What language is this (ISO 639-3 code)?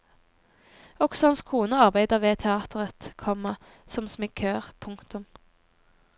nor